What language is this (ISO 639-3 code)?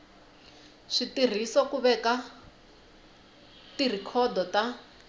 tso